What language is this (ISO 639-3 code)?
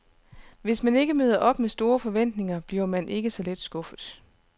dan